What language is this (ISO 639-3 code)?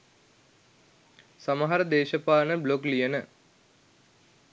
sin